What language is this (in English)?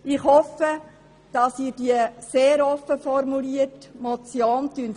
Swiss German